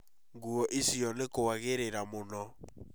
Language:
Kikuyu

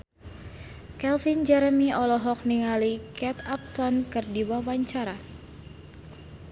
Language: Sundanese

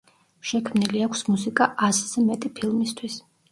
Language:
Georgian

